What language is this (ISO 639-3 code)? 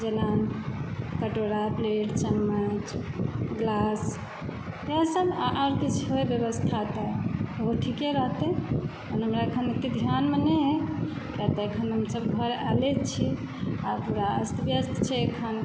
mai